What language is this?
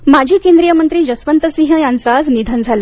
Marathi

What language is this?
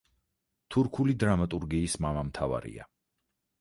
Georgian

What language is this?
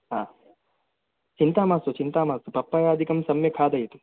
Sanskrit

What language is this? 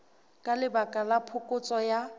Southern Sotho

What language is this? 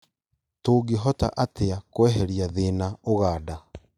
Kikuyu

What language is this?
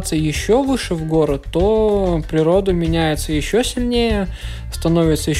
Russian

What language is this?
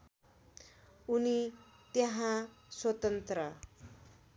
Nepali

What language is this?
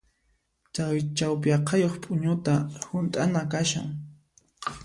Puno Quechua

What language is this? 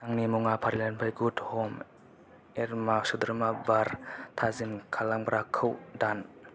Bodo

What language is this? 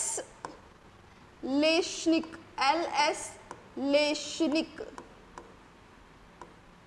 Hindi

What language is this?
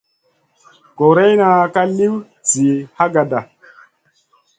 Masana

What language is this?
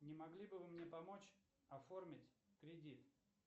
Russian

